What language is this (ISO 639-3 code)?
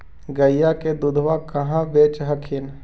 mag